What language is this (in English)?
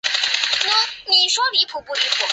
Chinese